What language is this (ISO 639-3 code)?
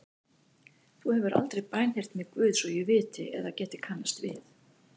isl